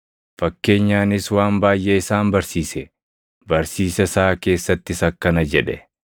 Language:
Oromo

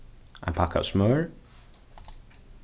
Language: Faroese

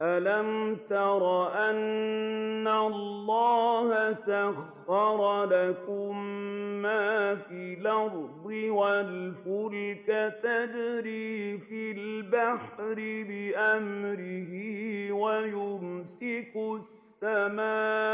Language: Arabic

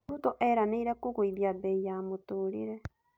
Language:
Kikuyu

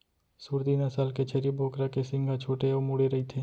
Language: Chhattisgarhi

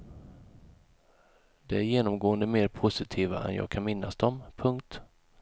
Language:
Swedish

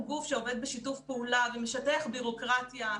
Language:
Hebrew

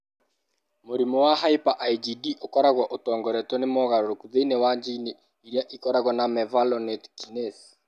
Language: Kikuyu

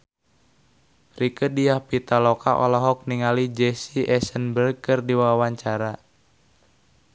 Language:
Sundanese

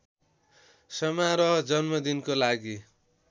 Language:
Nepali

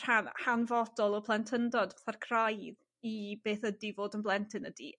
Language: Welsh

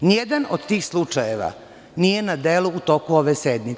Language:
Serbian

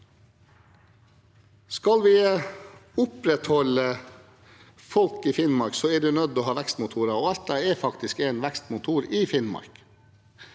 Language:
Norwegian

